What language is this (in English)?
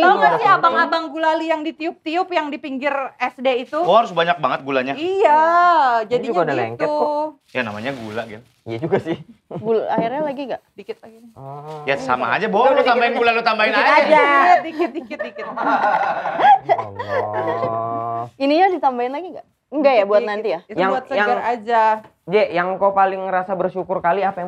Indonesian